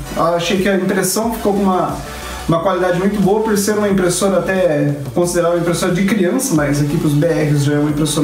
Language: Portuguese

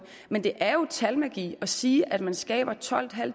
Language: Danish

